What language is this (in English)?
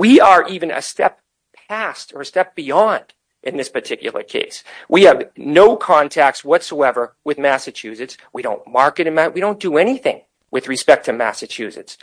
English